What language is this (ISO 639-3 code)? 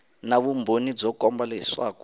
tso